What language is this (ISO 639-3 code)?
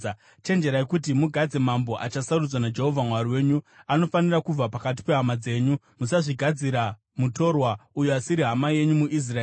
sna